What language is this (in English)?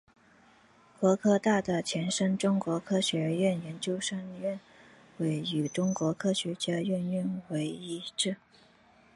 Chinese